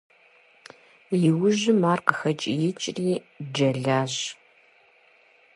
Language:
Kabardian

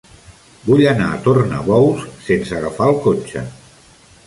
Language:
Catalan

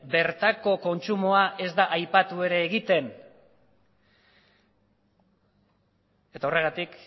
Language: Basque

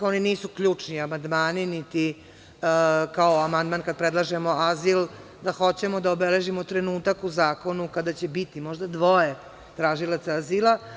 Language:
Serbian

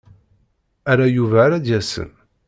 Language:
Kabyle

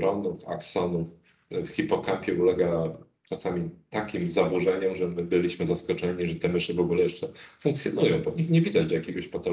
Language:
Polish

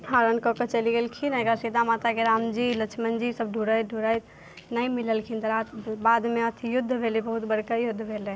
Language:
Maithili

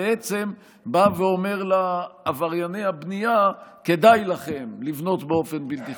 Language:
Hebrew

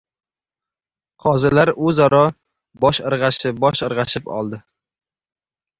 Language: Uzbek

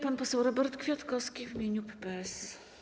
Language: Polish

